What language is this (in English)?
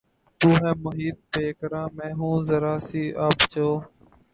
Urdu